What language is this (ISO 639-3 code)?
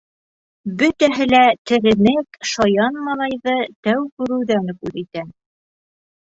bak